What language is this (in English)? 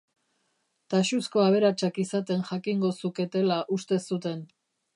Basque